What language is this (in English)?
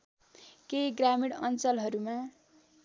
Nepali